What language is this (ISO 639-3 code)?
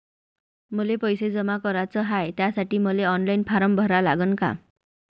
mar